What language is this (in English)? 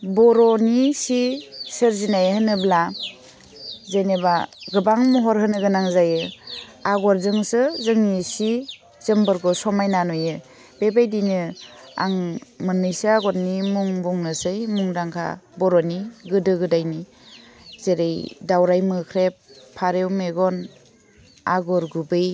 Bodo